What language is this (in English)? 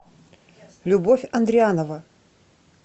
Russian